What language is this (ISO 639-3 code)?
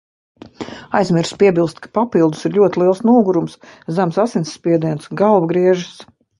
lav